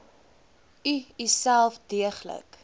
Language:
Afrikaans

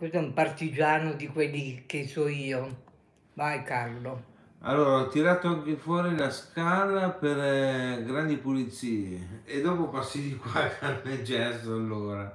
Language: Italian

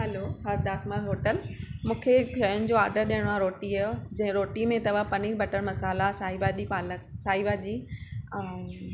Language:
Sindhi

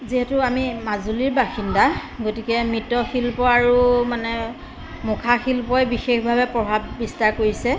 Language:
Assamese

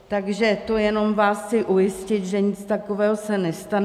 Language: Czech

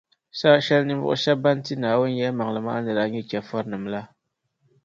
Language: Dagbani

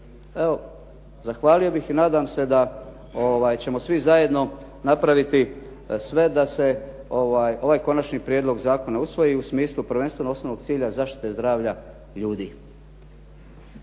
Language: Croatian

